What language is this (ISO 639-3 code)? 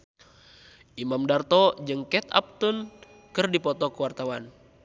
sun